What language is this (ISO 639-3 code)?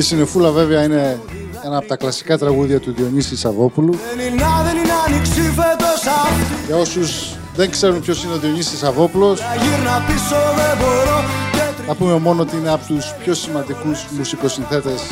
ell